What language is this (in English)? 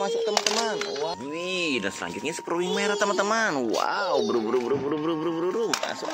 Indonesian